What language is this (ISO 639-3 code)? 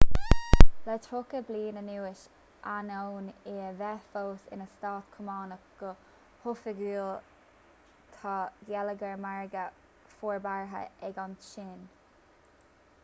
gle